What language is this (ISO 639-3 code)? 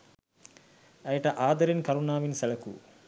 sin